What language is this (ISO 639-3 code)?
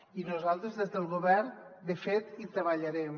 cat